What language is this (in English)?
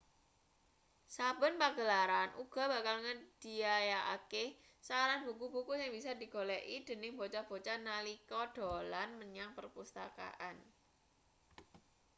Javanese